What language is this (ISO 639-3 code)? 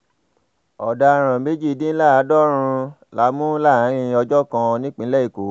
yor